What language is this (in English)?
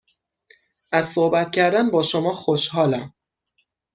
Persian